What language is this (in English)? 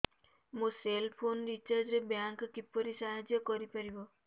Odia